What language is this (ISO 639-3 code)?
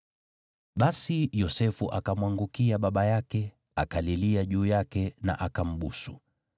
swa